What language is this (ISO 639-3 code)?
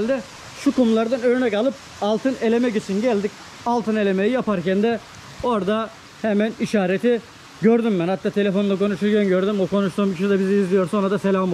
tur